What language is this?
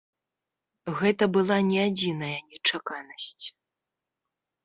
Belarusian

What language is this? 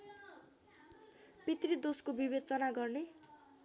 Nepali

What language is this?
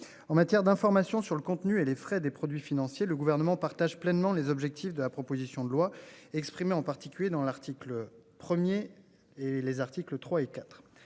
French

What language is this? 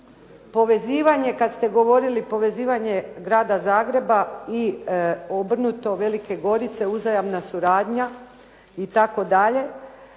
Croatian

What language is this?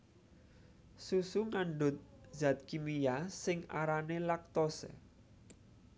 Javanese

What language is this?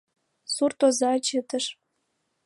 Mari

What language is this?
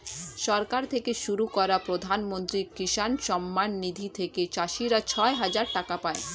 Bangla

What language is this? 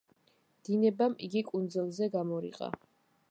Georgian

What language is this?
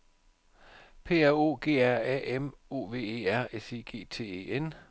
Danish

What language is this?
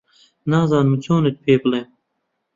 Central Kurdish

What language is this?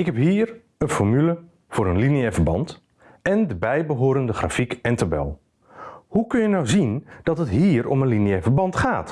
Dutch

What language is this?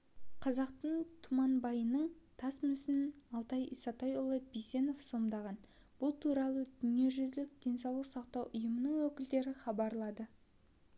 Kazakh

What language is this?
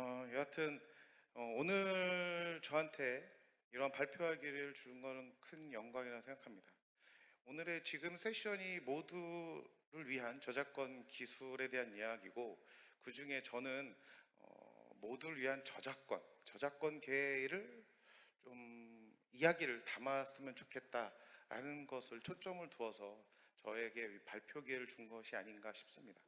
Korean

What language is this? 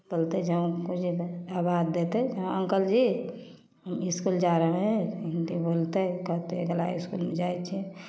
Maithili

